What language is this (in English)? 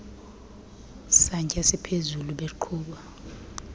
Xhosa